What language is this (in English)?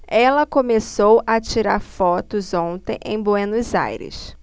Portuguese